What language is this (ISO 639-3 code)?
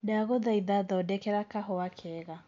kik